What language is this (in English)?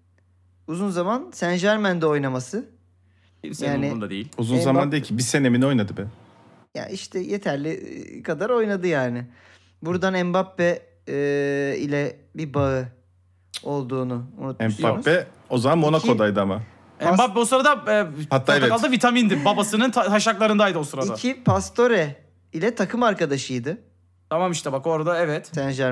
Turkish